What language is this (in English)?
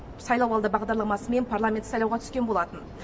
Kazakh